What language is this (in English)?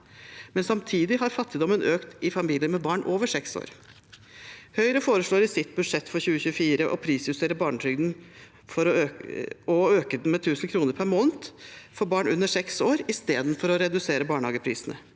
Norwegian